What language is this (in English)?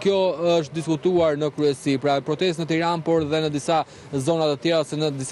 Romanian